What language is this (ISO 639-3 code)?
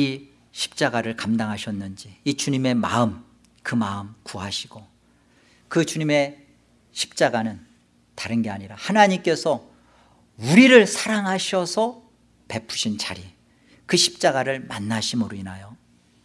kor